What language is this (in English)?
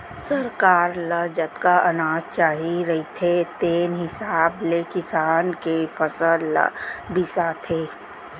Chhattisgarhi